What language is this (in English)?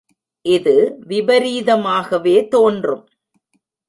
Tamil